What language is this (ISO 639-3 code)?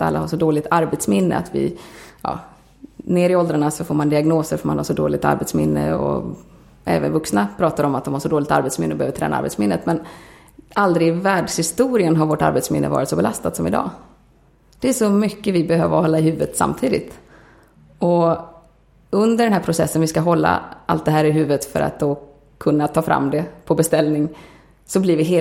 swe